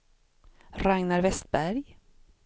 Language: Swedish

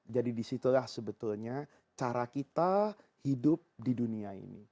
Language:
Indonesian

